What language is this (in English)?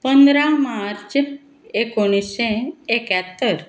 Konkani